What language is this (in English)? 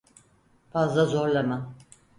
Turkish